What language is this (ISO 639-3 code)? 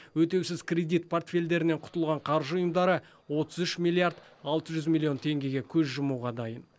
kaz